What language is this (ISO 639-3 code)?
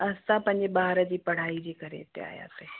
snd